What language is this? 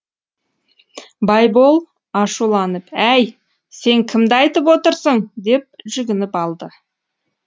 Kazakh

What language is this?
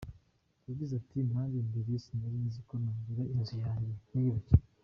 Kinyarwanda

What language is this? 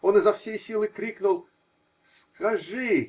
Russian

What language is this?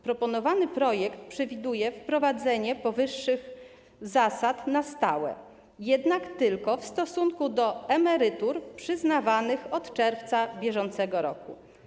Polish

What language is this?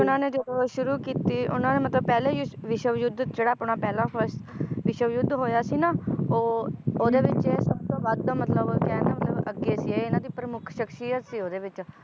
Punjabi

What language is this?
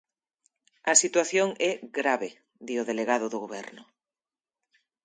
Galician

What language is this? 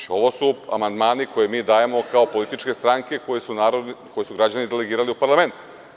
Serbian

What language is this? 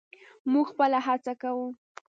Pashto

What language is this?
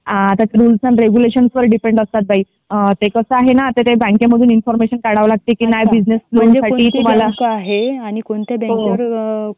Marathi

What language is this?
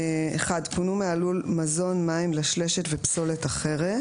Hebrew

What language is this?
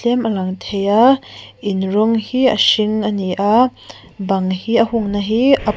Mizo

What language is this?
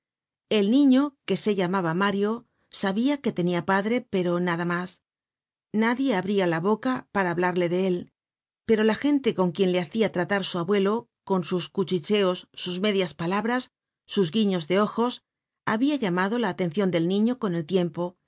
Spanish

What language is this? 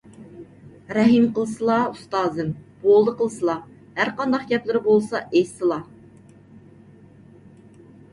Uyghur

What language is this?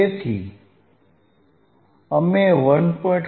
Gujarati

